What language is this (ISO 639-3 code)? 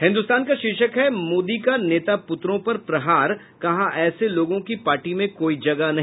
hin